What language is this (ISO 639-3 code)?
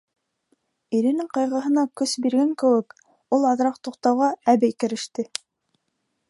bak